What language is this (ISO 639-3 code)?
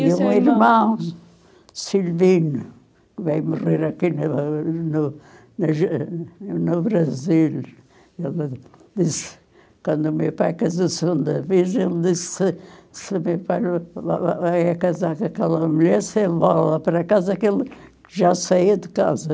por